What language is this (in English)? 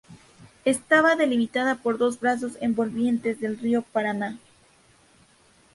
Spanish